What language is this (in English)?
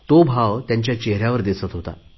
Marathi